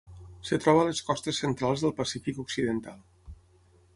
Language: Catalan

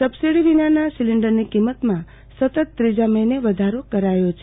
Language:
Gujarati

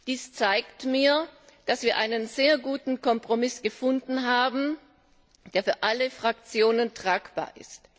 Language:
German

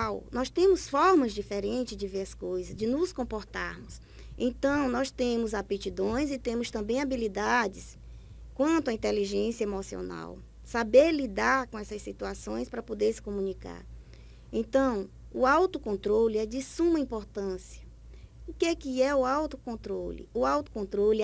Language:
Portuguese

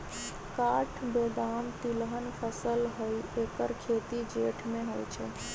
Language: Magahi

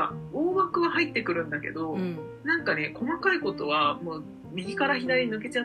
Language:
Japanese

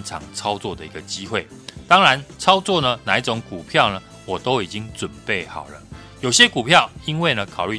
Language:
Chinese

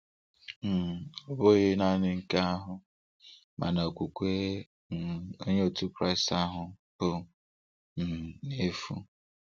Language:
Igbo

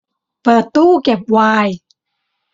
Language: Thai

